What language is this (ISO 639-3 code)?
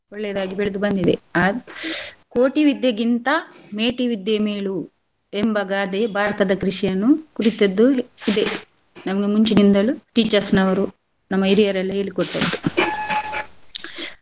kan